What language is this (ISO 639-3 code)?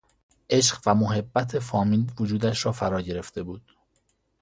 fas